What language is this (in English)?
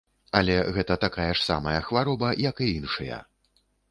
Belarusian